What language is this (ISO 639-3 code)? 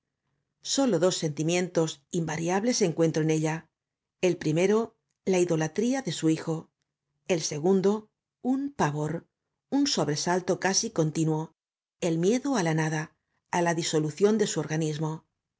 spa